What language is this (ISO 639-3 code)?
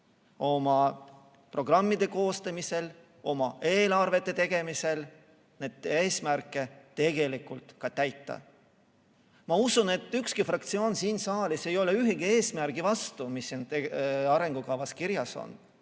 est